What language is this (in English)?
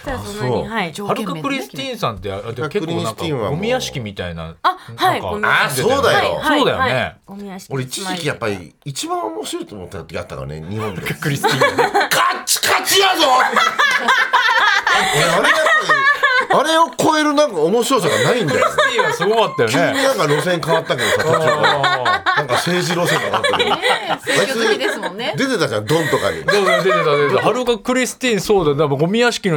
Japanese